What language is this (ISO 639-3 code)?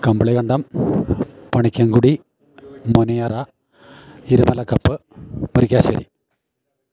mal